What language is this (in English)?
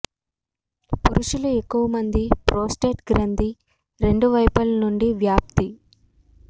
Telugu